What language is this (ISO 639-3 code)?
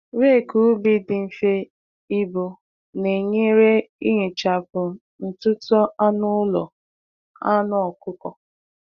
ibo